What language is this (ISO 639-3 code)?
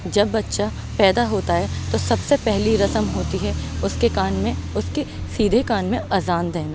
urd